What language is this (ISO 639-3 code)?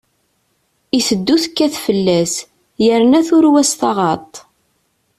kab